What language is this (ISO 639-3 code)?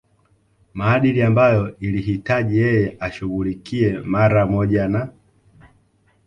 swa